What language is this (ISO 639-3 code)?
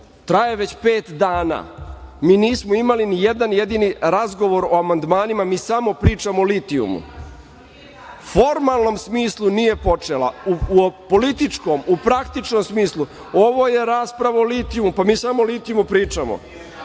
srp